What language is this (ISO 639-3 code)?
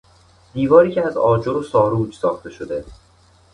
fas